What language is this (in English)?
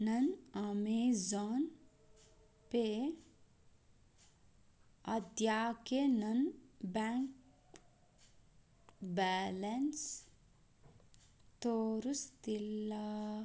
Kannada